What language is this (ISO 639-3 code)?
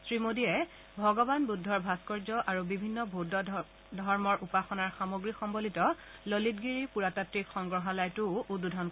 asm